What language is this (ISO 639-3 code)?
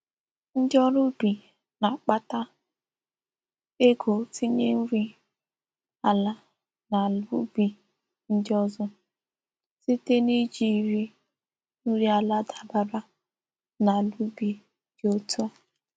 ibo